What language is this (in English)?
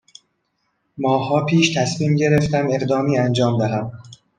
Persian